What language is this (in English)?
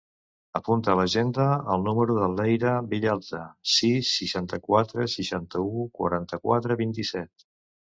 Catalan